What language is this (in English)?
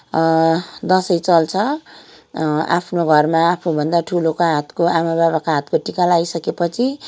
Nepali